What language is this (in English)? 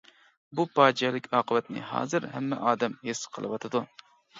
Uyghur